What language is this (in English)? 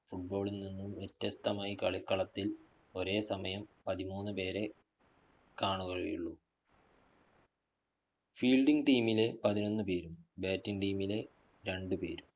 Malayalam